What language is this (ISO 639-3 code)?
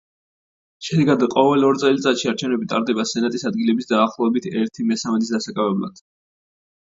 kat